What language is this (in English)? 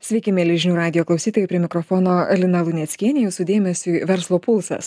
Lithuanian